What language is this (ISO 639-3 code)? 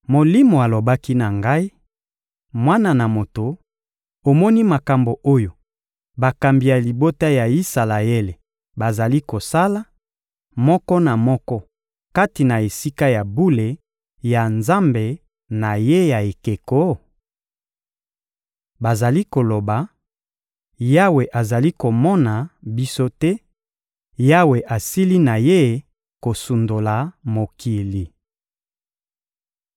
lin